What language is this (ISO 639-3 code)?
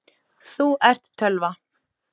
isl